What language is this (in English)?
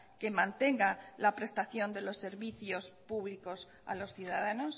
Spanish